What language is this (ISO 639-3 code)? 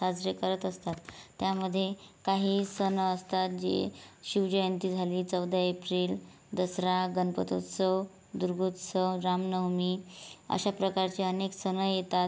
mar